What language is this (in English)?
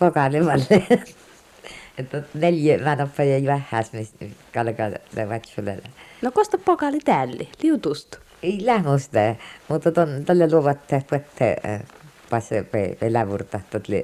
Finnish